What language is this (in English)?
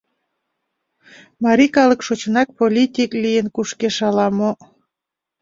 Mari